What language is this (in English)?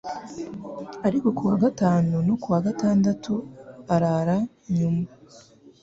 Kinyarwanda